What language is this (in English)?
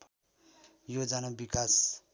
Nepali